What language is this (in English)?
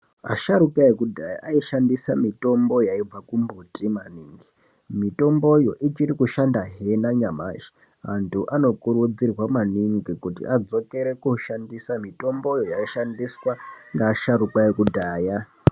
Ndau